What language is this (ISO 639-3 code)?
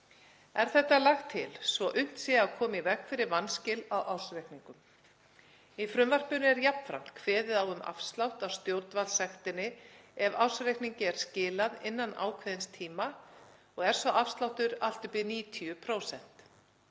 isl